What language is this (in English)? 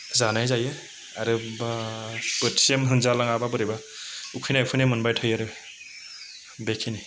Bodo